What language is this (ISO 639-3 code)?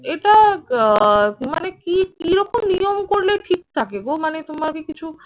ben